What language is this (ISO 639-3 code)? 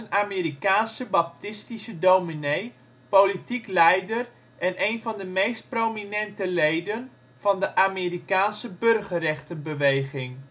nld